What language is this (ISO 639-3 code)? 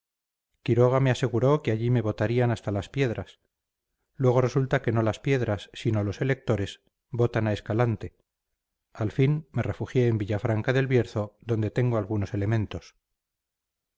spa